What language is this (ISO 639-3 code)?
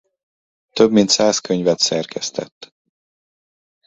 hun